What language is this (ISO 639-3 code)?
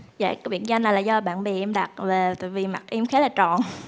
vie